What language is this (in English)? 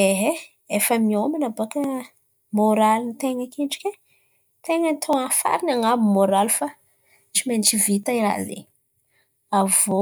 Antankarana Malagasy